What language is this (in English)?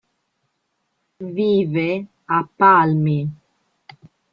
Italian